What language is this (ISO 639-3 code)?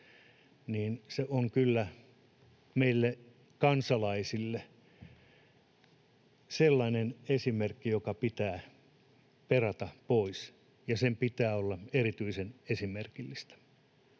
fin